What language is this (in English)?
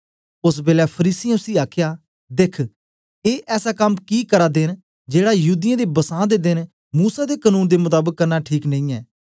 Dogri